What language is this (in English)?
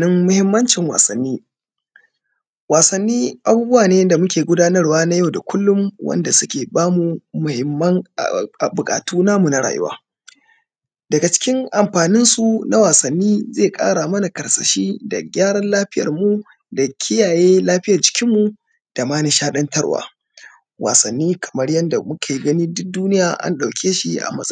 Hausa